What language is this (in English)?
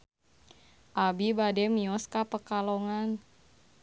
Sundanese